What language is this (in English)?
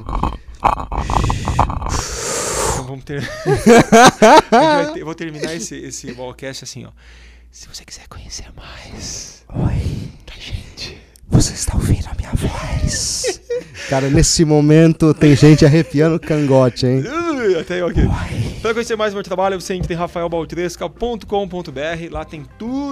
Portuguese